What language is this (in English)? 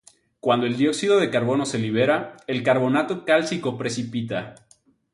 Spanish